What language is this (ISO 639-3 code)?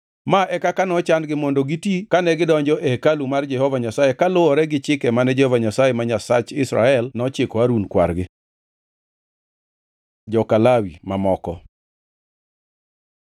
luo